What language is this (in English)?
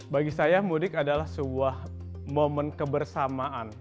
Indonesian